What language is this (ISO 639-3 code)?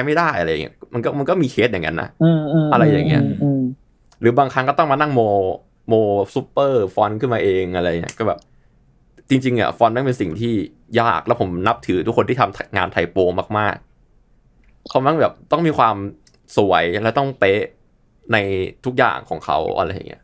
tha